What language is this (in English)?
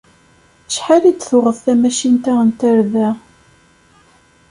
Kabyle